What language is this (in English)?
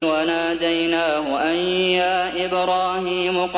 Arabic